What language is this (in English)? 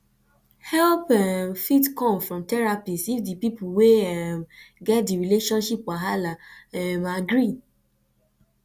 Nigerian Pidgin